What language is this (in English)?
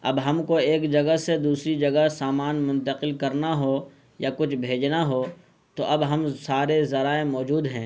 Urdu